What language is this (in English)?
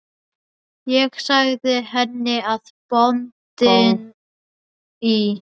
Icelandic